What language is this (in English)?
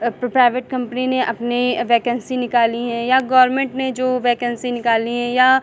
Hindi